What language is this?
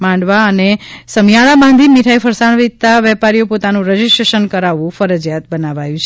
Gujarati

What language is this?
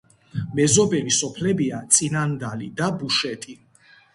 Georgian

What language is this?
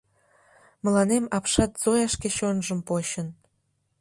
Mari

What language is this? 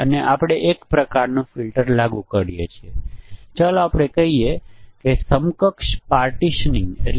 Gujarati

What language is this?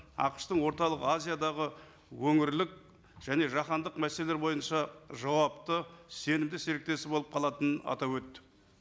Kazakh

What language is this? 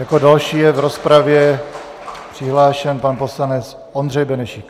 Czech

